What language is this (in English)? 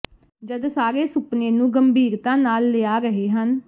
Punjabi